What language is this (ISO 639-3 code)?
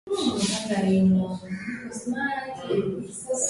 swa